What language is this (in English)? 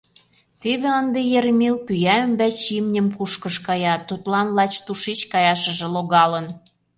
Mari